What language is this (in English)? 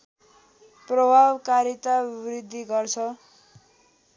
Nepali